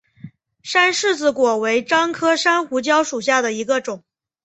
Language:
Chinese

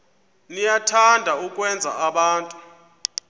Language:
Xhosa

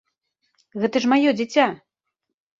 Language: Belarusian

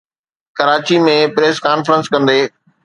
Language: Sindhi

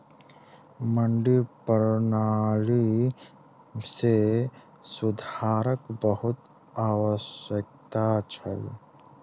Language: Maithili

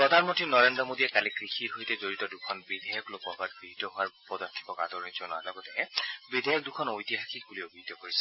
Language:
Assamese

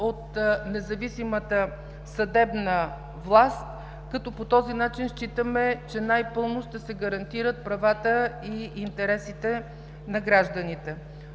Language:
Bulgarian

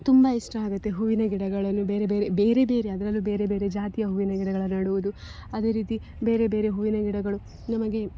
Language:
Kannada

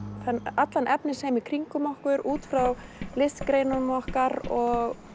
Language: Icelandic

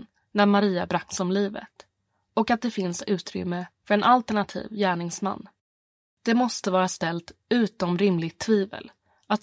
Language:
Swedish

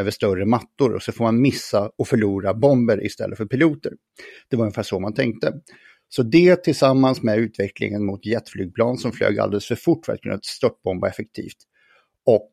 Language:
Swedish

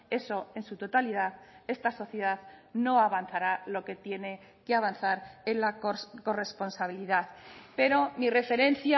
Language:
Spanish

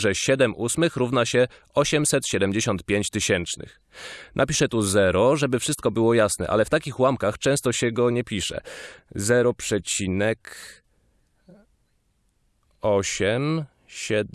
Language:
Polish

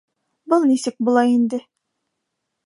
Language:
Bashkir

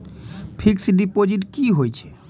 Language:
Maithili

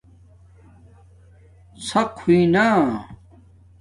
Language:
Domaaki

